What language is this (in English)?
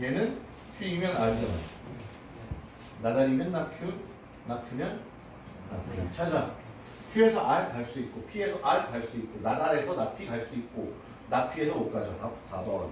Korean